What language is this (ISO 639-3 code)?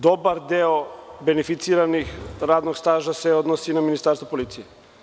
srp